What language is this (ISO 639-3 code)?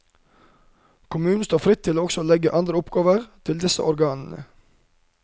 nor